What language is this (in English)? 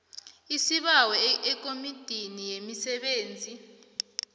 South Ndebele